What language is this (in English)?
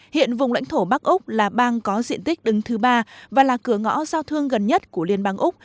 Vietnamese